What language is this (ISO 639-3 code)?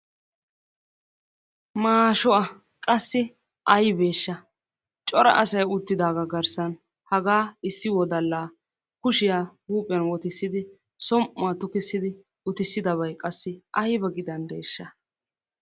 wal